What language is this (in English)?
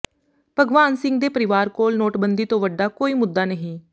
Punjabi